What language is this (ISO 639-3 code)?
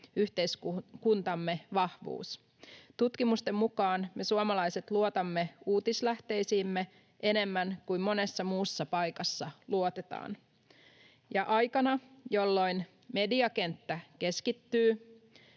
fin